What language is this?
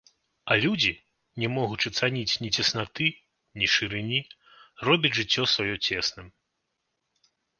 Belarusian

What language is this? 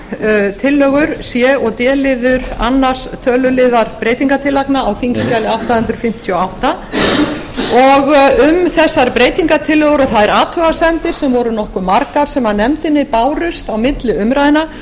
Icelandic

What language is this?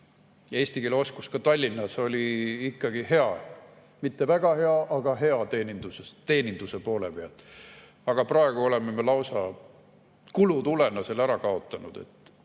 Estonian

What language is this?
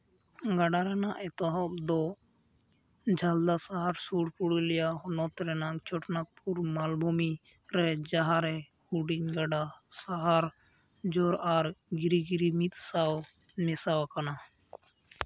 Santali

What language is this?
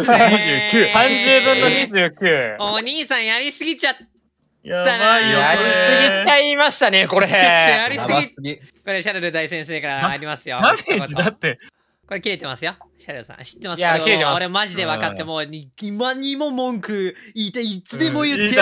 Japanese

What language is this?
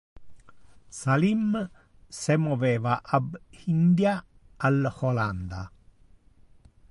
Interlingua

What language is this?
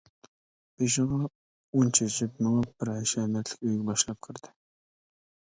Uyghur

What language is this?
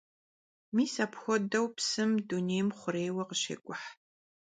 Kabardian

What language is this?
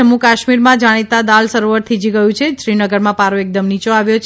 Gujarati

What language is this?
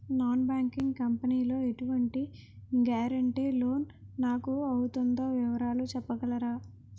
Telugu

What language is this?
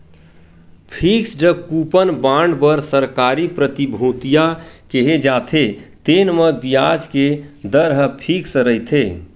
Chhattisgarhi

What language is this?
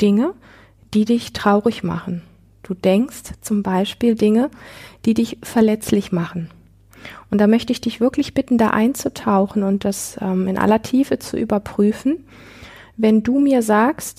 German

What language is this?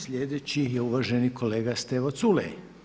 Croatian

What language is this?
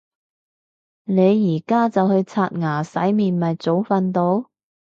Cantonese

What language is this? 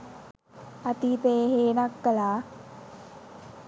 Sinhala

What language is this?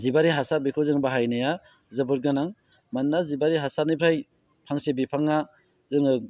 Bodo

